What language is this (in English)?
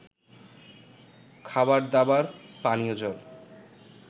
Bangla